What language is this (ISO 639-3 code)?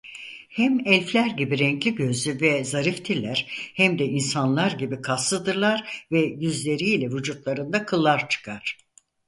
tur